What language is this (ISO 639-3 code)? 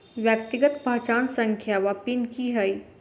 mai